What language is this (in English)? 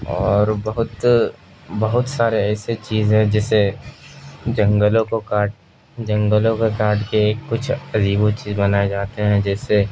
Urdu